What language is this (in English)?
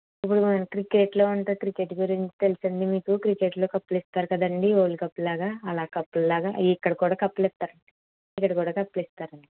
Telugu